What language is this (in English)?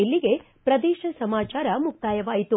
Kannada